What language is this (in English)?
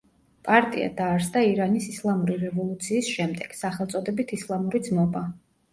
Georgian